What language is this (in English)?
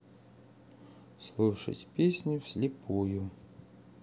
Russian